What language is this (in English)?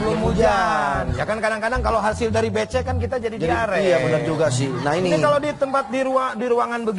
Indonesian